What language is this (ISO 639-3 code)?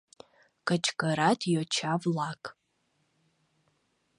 chm